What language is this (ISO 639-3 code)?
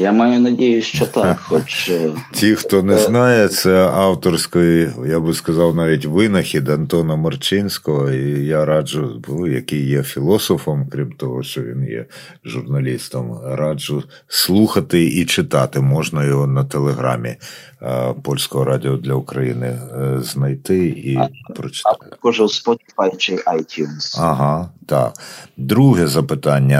ukr